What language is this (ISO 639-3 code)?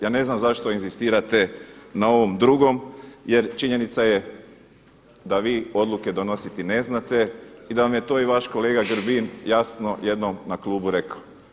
hrv